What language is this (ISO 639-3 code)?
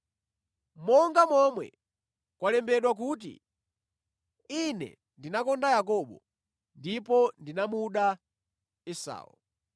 nya